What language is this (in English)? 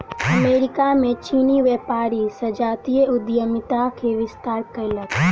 Maithili